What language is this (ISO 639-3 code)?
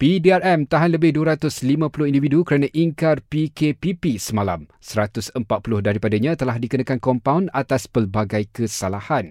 msa